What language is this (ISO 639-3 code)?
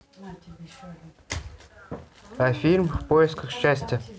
rus